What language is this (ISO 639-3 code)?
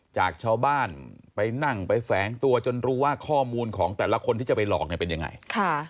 tha